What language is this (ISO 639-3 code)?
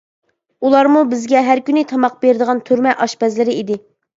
uig